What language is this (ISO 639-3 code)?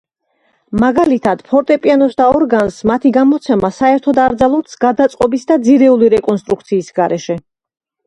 kat